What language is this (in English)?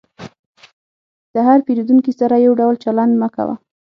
Pashto